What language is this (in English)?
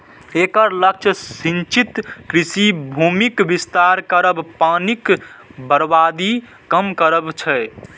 Maithili